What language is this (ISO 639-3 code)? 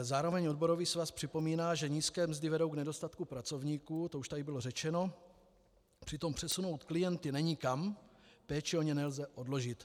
ces